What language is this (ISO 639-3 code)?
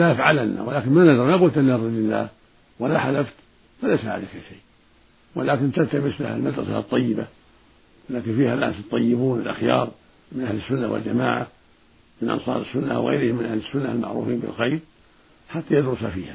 ara